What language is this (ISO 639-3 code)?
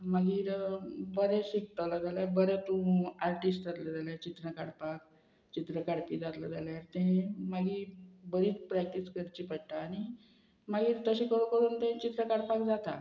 kok